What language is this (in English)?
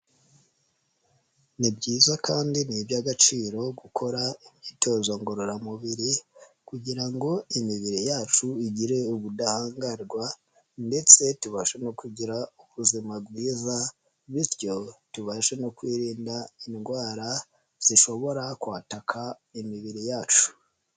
Kinyarwanda